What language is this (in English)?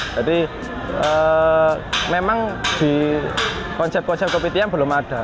Indonesian